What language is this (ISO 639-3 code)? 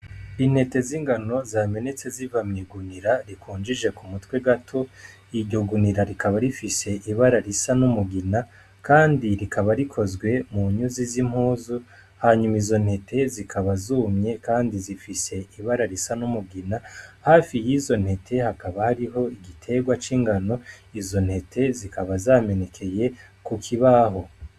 run